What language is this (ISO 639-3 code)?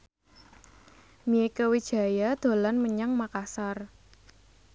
jav